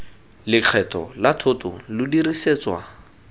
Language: Tswana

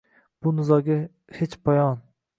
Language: Uzbek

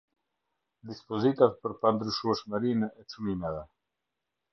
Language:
Albanian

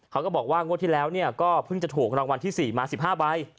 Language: Thai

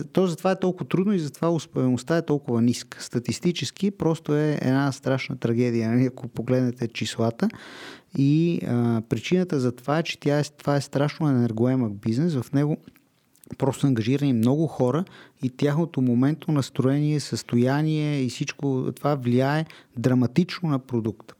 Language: Bulgarian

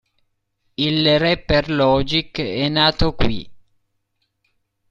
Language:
Italian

